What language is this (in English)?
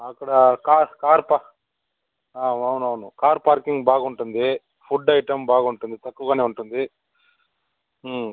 Telugu